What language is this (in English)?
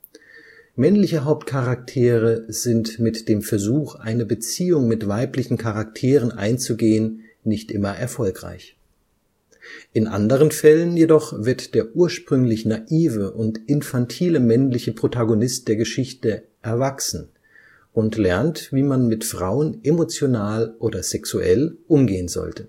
German